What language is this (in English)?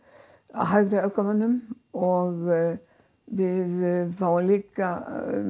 Icelandic